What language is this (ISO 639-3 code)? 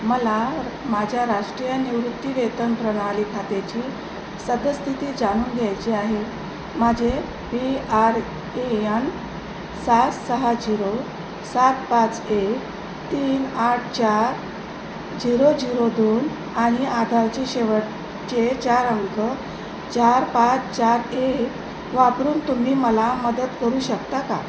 mar